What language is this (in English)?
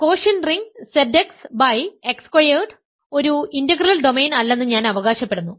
Malayalam